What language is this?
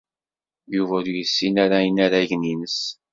Kabyle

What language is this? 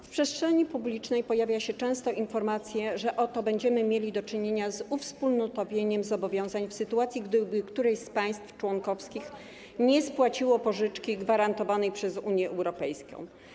Polish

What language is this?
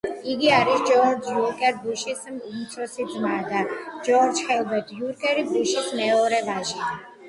Georgian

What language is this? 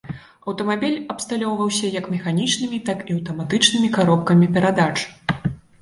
Belarusian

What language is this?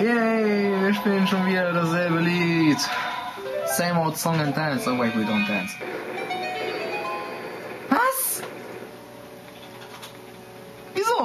German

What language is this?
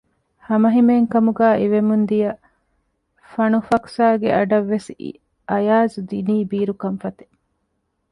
Divehi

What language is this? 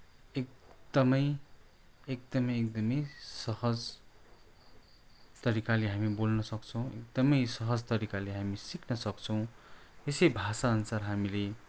Nepali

